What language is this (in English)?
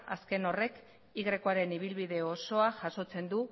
Basque